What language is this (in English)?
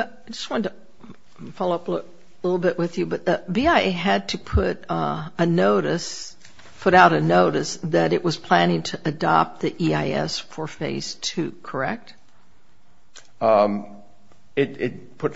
English